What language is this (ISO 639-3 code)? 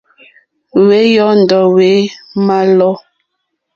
bri